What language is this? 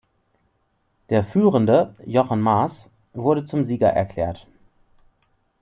German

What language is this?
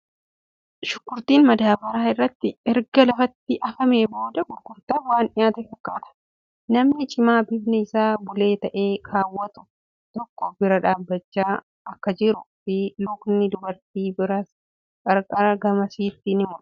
Oromo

